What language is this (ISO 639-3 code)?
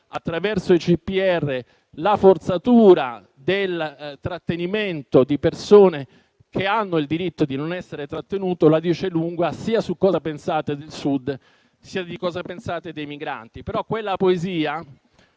ita